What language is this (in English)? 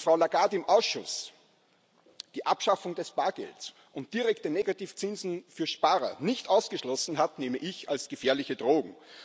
German